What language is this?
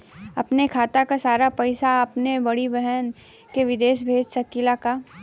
Bhojpuri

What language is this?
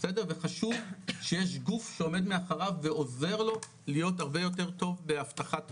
Hebrew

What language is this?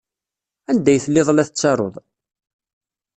Kabyle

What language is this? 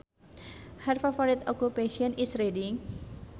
Sundanese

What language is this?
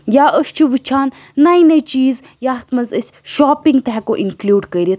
Kashmiri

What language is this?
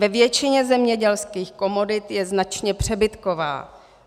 Czech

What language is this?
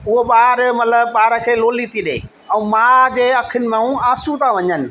Sindhi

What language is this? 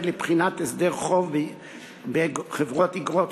Hebrew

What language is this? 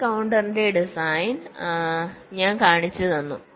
Malayalam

